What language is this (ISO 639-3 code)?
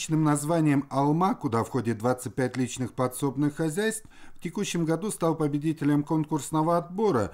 rus